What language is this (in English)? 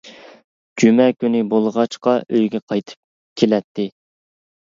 Uyghur